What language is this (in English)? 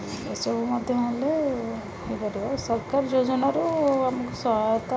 Odia